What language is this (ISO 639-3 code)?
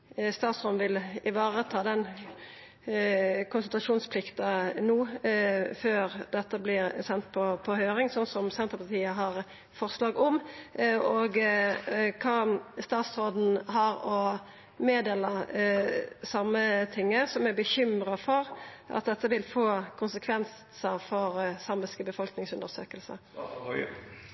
nno